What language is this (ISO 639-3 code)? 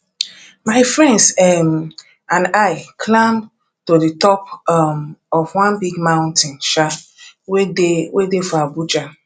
pcm